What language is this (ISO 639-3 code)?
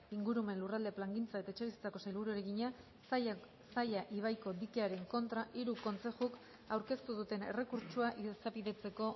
eus